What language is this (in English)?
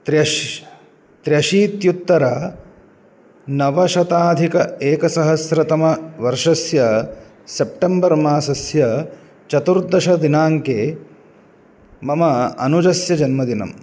Sanskrit